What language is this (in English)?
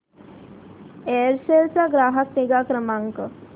Marathi